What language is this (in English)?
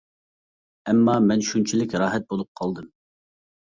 Uyghur